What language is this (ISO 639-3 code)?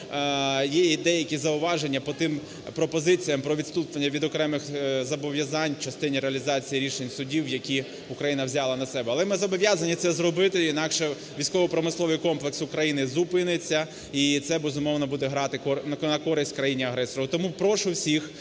ukr